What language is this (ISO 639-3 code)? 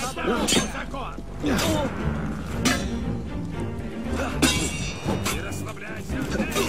rus